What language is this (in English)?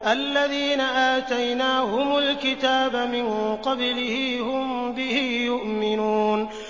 Arabic